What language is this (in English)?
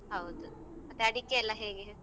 Kannada